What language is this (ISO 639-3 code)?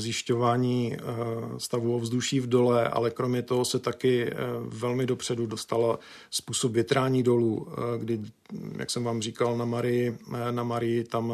ces